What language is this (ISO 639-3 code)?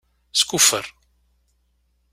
kab